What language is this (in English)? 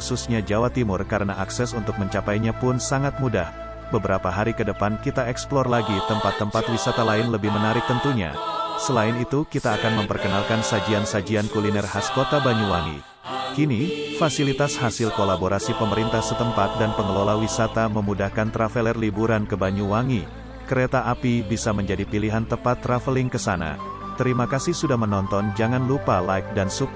Indonesian